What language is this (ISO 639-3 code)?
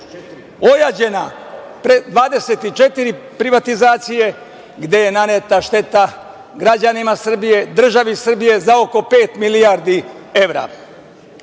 srp